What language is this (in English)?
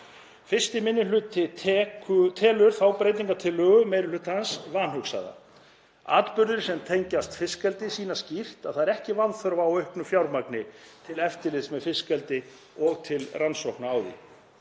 Icelandic